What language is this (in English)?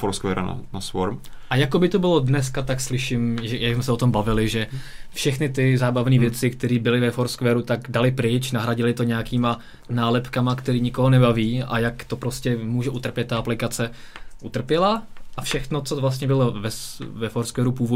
Czech